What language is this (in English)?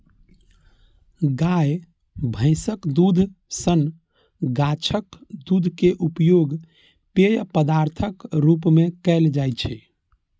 Maithili